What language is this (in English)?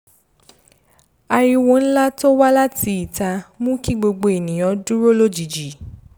Yoruba